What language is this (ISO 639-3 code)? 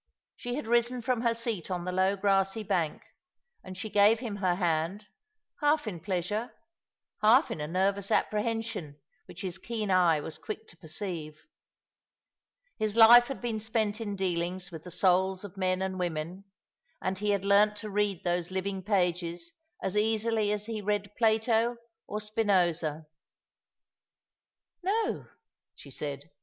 eng